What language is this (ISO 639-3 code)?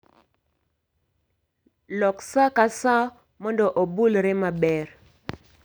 luo